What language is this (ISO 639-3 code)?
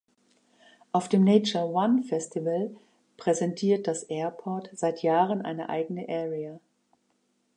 deu